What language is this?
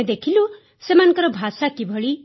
Odia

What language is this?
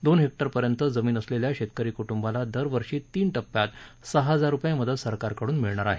Marathi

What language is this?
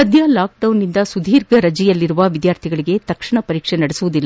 Kannada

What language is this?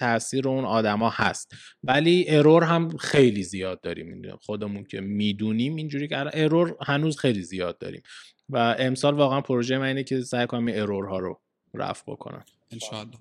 Persian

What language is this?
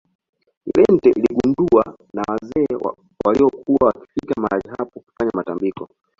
Swahili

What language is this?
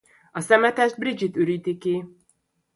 Hungarian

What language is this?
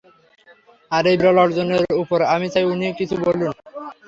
Bangla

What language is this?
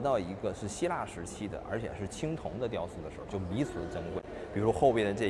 Chinese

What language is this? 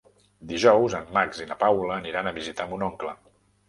Catalan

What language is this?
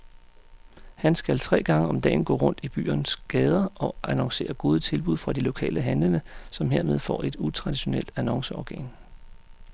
Danish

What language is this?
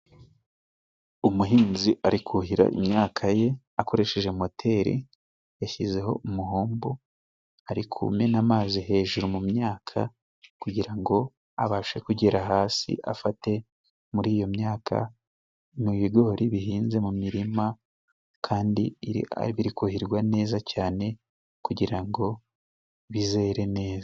Kinyarwanda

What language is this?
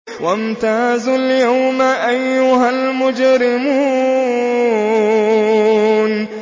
Arabic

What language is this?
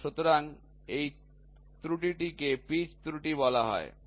Bangla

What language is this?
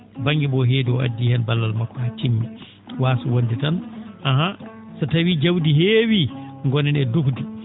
Fula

